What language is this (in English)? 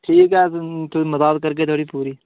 Dogri